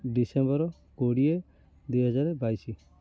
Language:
Odia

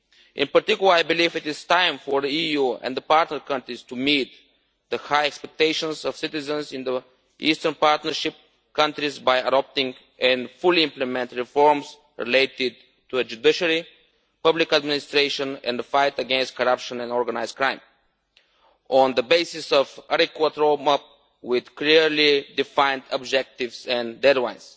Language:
English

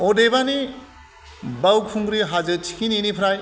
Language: Bodo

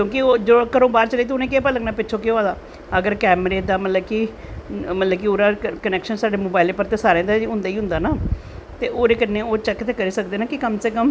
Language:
Dogri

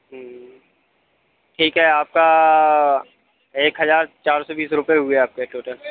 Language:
Hindi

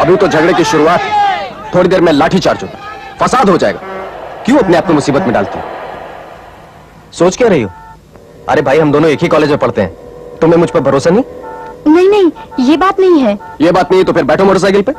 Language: Hindi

